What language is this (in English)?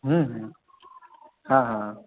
Maithili